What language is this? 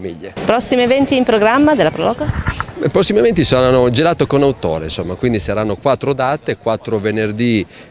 Italian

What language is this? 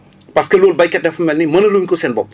Wolof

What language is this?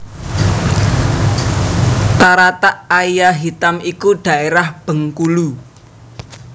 Javanese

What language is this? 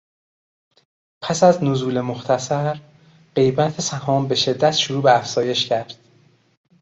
Persian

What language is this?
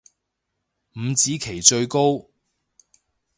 Cantonese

